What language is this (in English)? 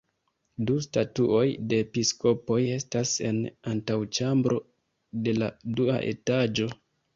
Esperanto